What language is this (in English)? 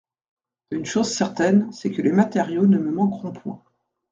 French